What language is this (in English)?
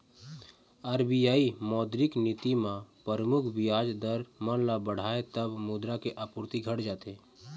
Chhattisgarhi